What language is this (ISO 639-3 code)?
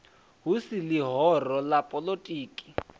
ven